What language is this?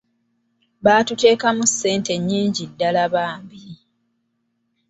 Ganda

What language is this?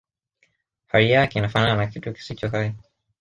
Swahili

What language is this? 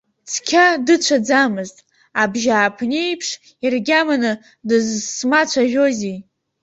Abkhazian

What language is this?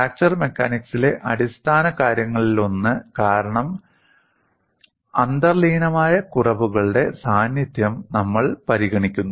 Malayalam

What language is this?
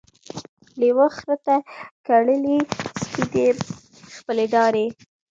Pashto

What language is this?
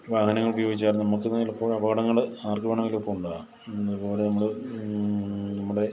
Malayalam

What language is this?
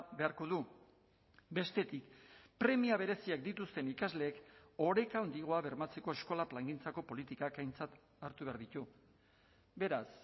Basque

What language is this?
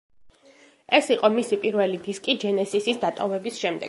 Georgian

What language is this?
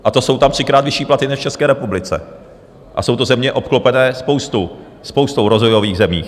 Czech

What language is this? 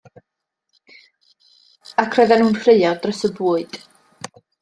Welsh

